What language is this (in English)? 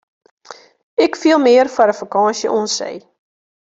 Western Frisian